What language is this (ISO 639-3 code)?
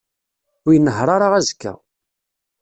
kab